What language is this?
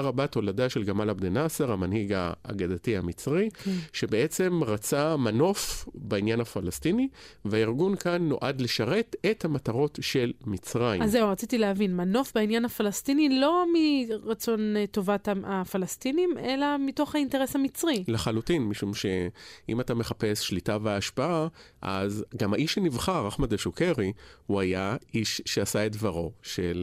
Hebrew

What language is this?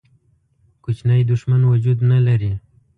Pashto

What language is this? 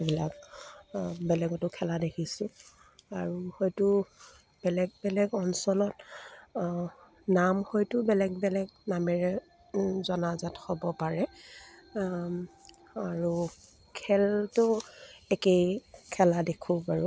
Assamese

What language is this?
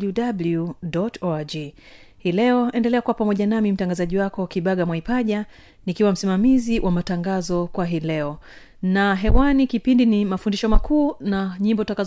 Swahili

